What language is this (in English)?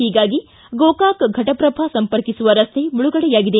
Kannada